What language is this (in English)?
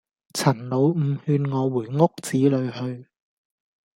Cantonese